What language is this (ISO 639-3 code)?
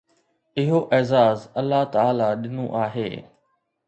snd